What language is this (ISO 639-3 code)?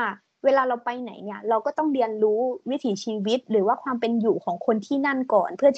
tha